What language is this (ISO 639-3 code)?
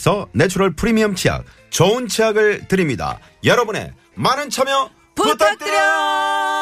kor